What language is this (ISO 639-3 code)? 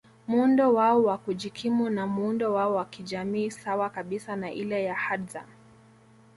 swa